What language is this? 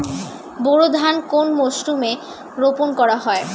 Bangla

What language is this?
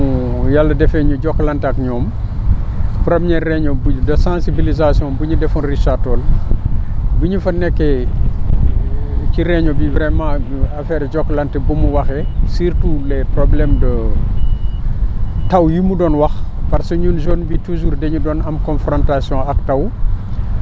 Wolof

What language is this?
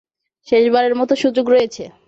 Bangla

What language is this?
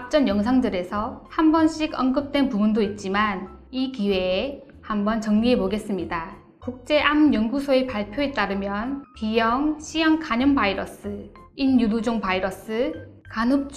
Korean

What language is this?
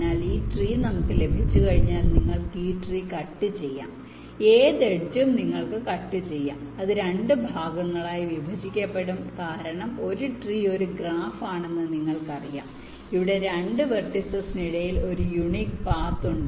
Malayalam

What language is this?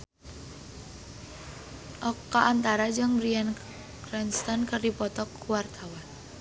Sundanese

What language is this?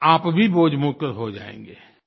Hindi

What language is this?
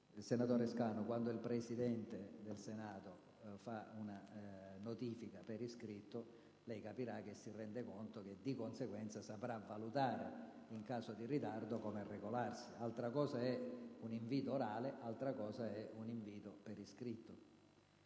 Italian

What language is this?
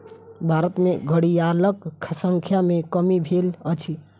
Maithili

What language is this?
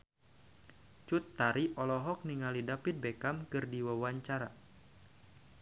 Sundanese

